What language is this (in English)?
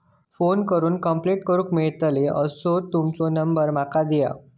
Marathi